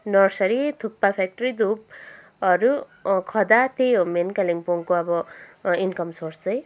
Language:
Nepali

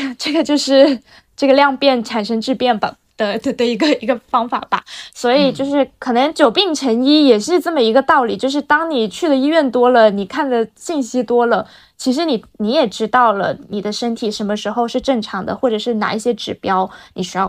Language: Chinese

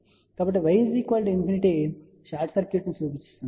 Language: Telugu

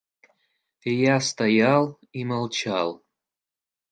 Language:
Russian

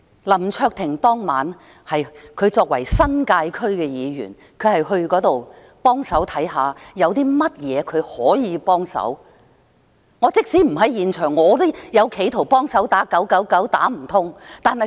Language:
Cantonese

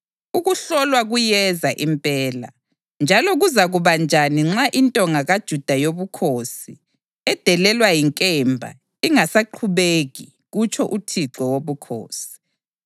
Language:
North Ndebele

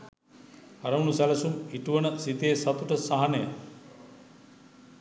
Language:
Sinhala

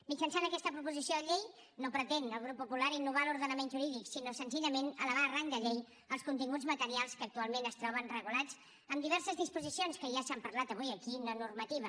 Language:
Catalan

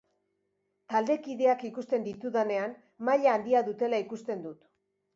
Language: Basque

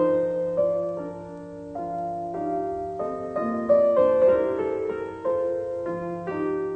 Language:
Persian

